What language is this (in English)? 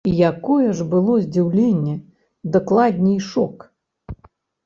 Belarusian